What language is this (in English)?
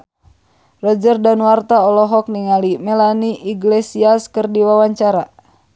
Sundanese